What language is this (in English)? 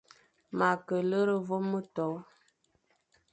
Fang